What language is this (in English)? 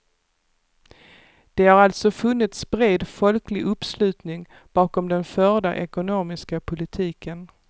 Swedish